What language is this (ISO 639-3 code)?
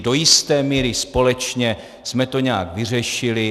ces